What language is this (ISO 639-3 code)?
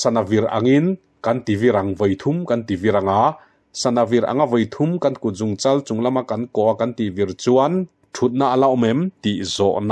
tha